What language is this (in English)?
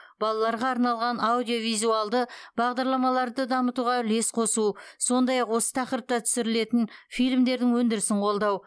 Kazakh